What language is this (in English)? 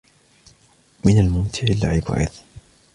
Arabic